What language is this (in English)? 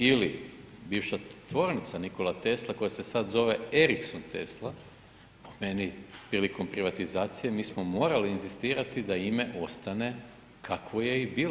Croatian